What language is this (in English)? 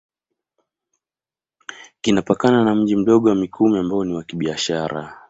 Swahili